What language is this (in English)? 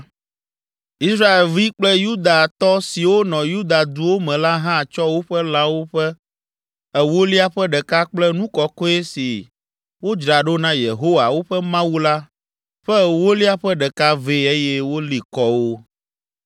Ewe